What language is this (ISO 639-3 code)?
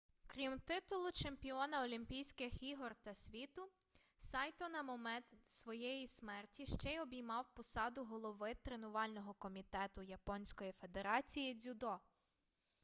ukr